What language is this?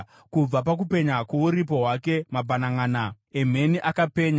Shona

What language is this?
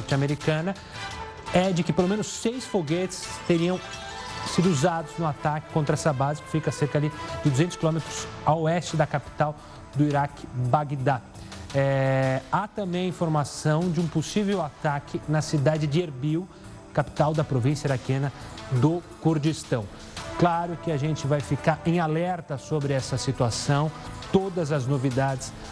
Portuguese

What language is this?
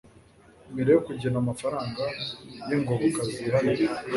Kinyarwanda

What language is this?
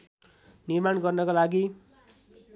Nepali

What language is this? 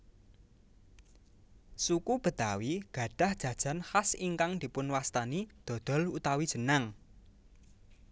Javanese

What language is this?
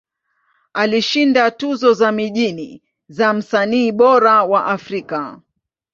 Swahili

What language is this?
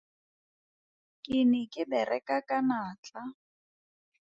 Tswana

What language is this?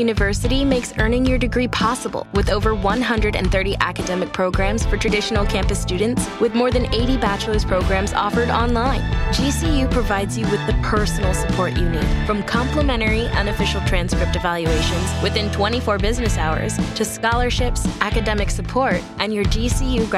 Spanish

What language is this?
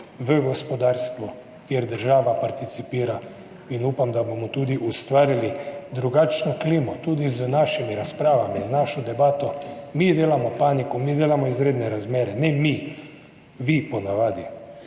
Slovenian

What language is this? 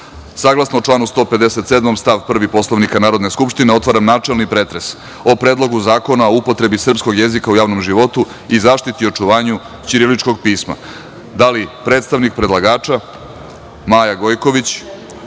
Serbian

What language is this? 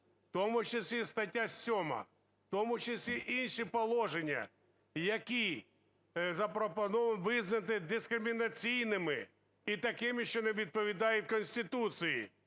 Ukrainian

